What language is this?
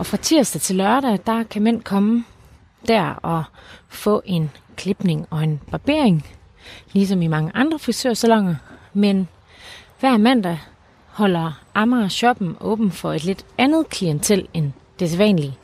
Danish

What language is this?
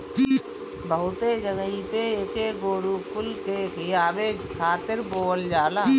Bhojpuri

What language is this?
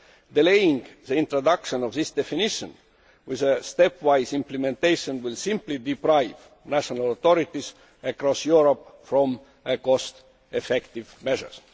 English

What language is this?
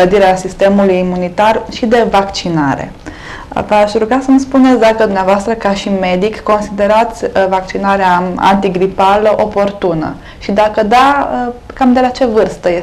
Romanian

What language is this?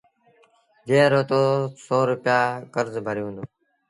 Sindhi Bhil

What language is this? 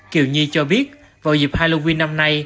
Vietnamese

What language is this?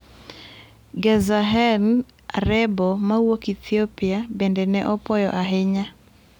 Luo (Kenya and Tanzania)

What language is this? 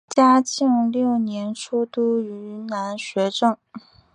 Chinese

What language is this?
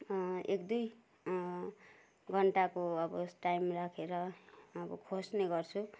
Nepali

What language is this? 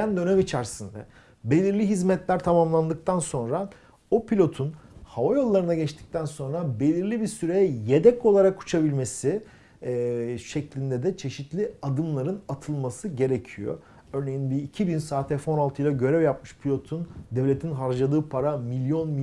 Turkish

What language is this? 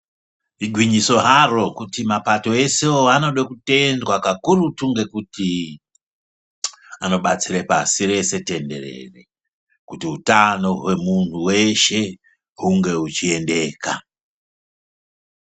Ndau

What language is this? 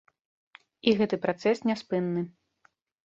Belarusian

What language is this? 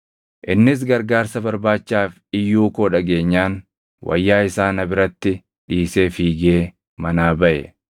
Oromo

